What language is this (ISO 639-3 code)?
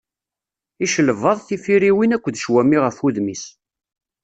kab